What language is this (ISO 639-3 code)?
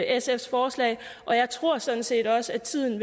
dan